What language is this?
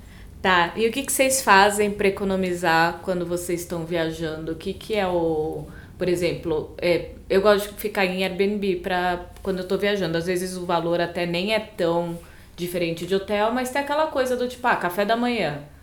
Portuguese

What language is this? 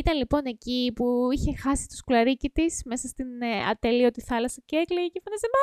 Greek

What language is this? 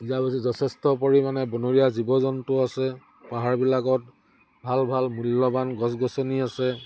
Assamese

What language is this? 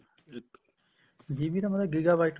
Punjabi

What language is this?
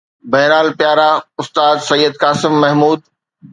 Sindhi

